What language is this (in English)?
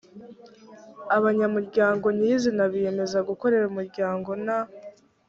Kinyarwanda